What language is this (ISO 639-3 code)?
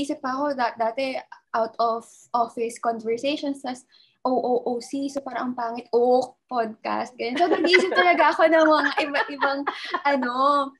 fil